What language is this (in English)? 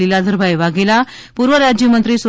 Gujarati